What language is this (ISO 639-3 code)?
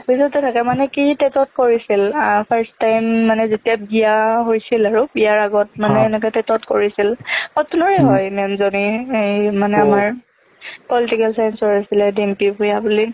asm